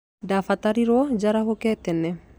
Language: Kikuyu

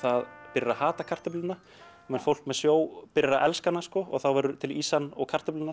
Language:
Icelandic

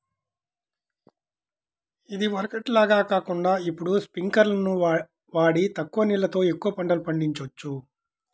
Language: Telugu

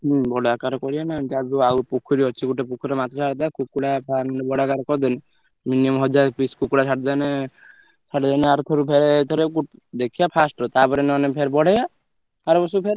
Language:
Odia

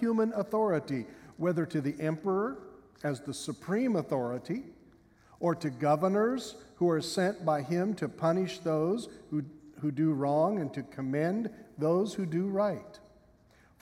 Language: English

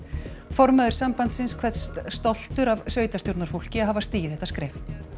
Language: Icelandic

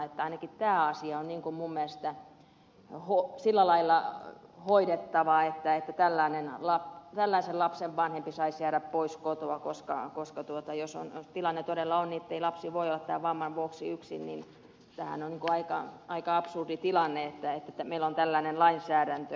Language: Finnish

